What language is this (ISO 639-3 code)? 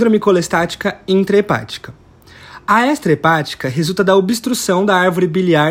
por